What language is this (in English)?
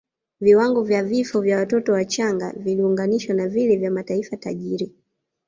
Swahili